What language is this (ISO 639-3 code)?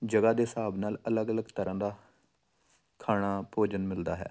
pan